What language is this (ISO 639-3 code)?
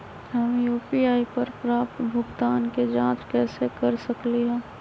mag